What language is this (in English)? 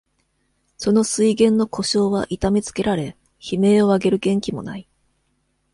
Japanese